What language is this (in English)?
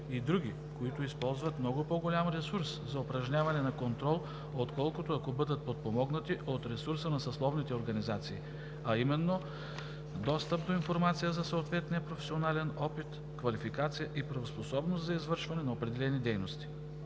Bulgarian